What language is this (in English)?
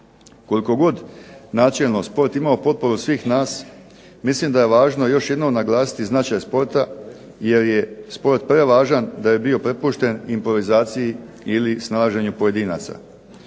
Croatian